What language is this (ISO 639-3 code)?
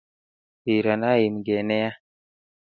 kln